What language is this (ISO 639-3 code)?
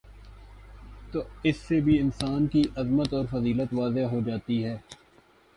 urd